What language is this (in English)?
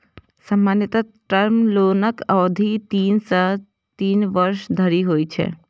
Maithili